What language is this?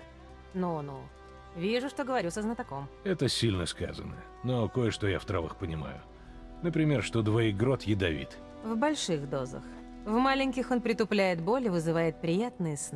Russian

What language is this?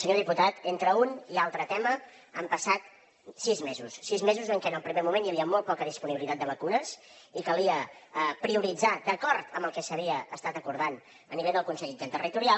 Catalan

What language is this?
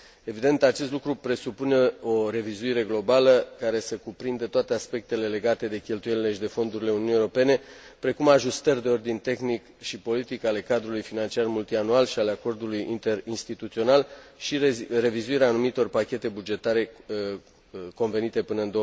Romanian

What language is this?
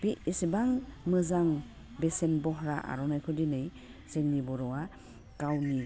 Bodo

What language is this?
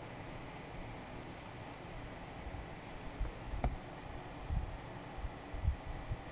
English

